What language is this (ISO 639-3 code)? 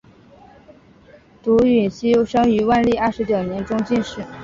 zho